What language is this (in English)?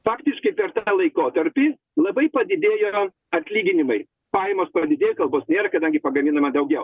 Lithuanian